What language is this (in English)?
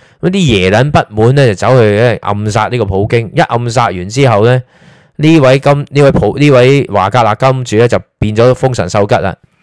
Chinese